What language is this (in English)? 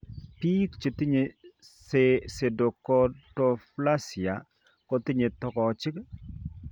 Kalenjin